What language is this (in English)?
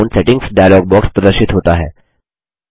Hindi